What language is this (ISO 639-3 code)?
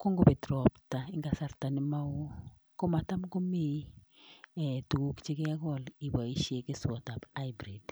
kln